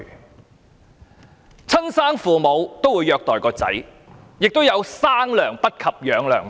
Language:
Cantonese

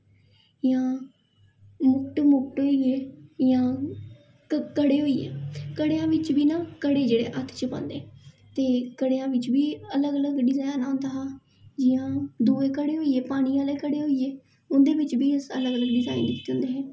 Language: Dogri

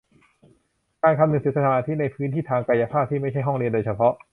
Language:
Thai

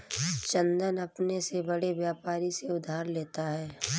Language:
Hindi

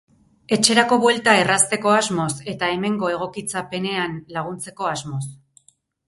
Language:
Basque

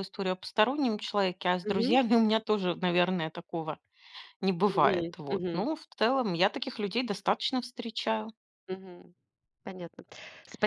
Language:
Russian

